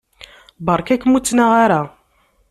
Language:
Kabyle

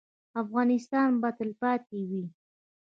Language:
Pashto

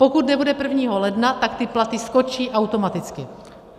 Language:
Czech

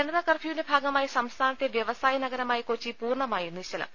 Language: Malayalam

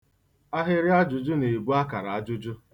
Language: Igbo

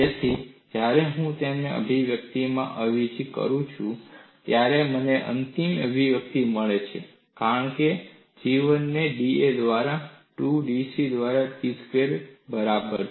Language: Gujarati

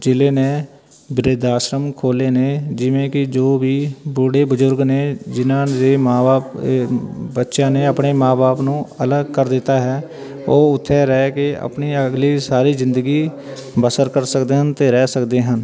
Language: Punjabi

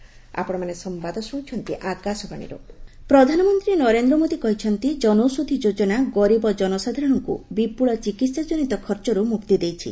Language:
Odia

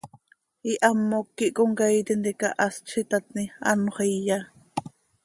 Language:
Seri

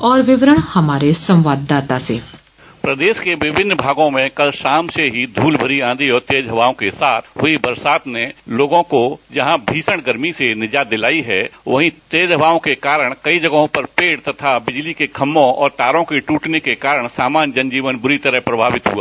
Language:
Hindi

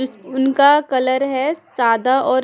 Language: Hindi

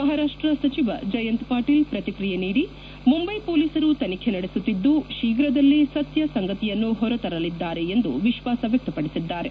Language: Kannada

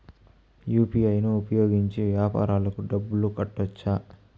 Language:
Telugu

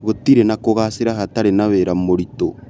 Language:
Kikuyu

